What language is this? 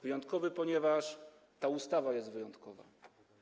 Polish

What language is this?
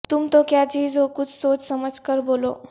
Urdu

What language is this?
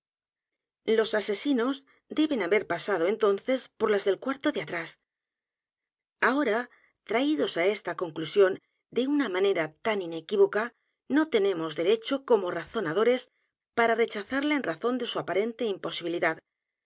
Spanish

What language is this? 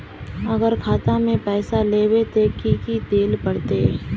Magahi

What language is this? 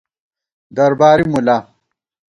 Gawar-Bati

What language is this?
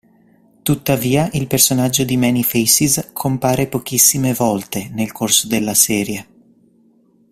Italian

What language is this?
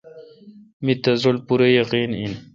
Kalkoti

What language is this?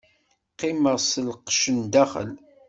Kabyle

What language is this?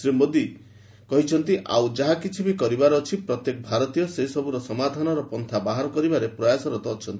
Odia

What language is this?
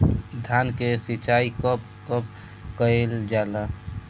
Bhojpuri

